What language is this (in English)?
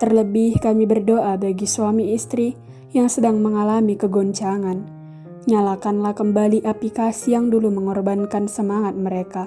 Indonesian